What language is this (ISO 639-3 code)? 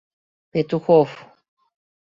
chm